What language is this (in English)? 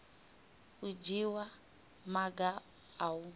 Venda